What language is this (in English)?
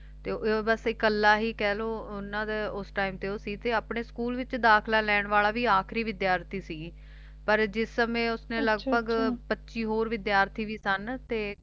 Punjabi